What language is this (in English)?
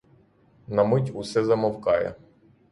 Ukrainian